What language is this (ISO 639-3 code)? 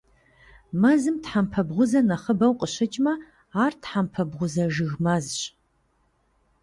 kbd